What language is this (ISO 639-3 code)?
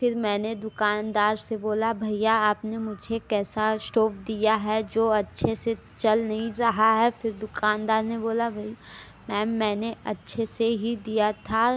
hin